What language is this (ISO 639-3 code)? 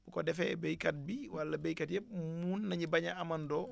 wol